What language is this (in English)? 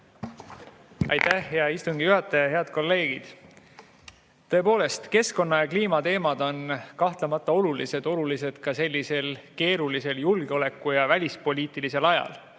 Estonian